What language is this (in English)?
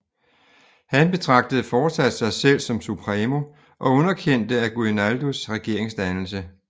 Danish